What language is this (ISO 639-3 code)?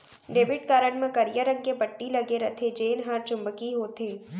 hne